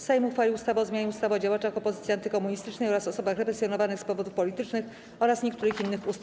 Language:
Polish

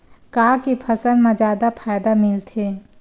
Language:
Chhattisgarhi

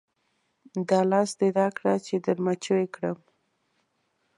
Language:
Pashto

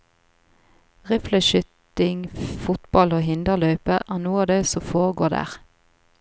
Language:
Norwegian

